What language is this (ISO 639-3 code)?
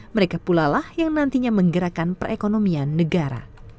ind